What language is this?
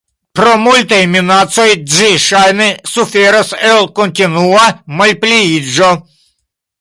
Esperanto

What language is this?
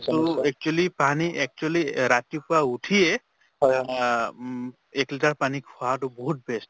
Assamese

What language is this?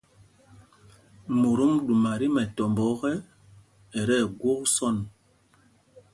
Mpumpong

